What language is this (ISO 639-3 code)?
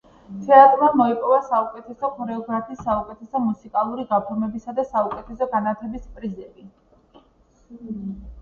kat